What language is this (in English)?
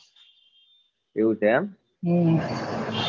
Gujarati